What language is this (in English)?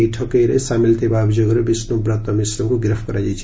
Odia